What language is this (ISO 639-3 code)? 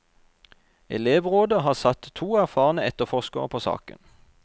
nor